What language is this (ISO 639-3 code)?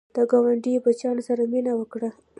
pus